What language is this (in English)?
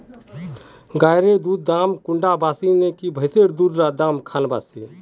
Magahi